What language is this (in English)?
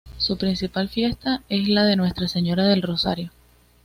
Spanish